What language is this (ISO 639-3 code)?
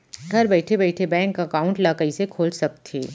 hne